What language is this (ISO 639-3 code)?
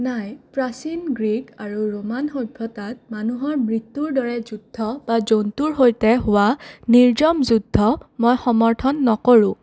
asm